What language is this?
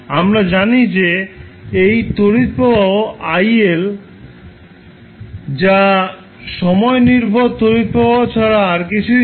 Bangla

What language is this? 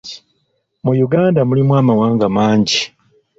Ganda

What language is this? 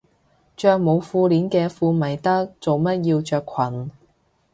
Cantonese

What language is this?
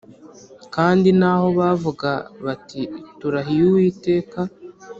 Kinyarwanda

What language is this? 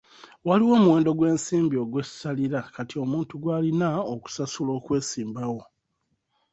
Ganda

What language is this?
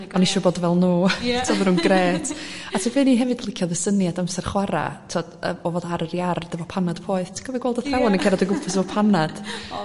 Welsh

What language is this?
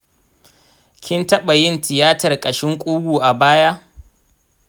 Hausa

